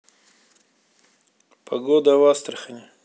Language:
Russian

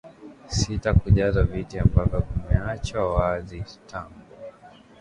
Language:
Swahili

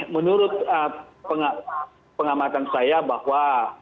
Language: Indonesian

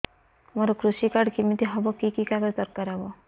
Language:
Odia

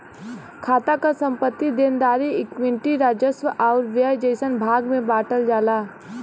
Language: Bhojpuri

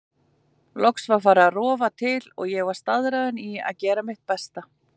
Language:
Icelandic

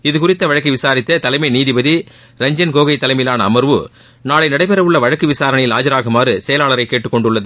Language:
Tamil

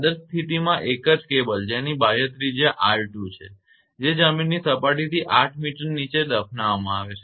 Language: Gujarati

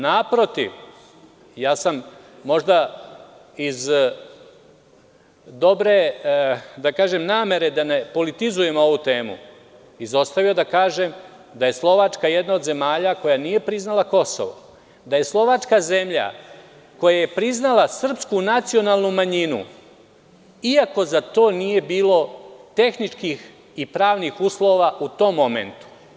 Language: Serbian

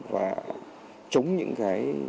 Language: Vietnamese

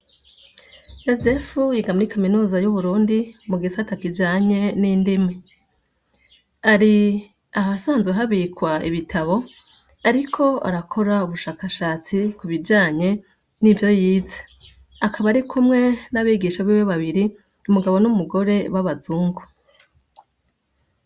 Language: Rundi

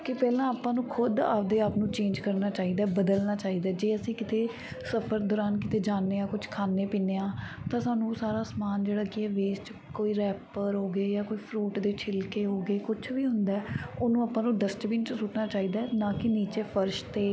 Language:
Punjabi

